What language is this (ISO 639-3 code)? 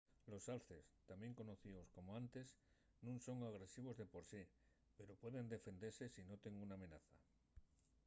ast